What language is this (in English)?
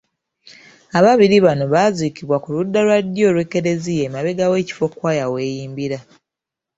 Ganda